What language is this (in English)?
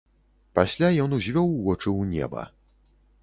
Belarusian